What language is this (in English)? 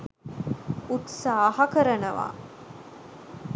Sinhala